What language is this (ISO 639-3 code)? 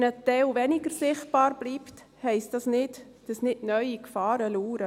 gsw